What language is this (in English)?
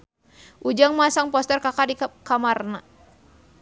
Sundanese